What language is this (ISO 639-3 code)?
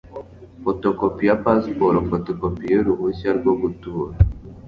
kin